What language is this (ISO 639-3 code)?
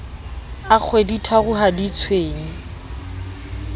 sot